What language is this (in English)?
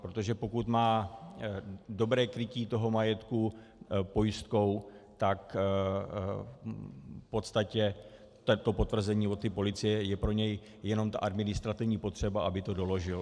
Czech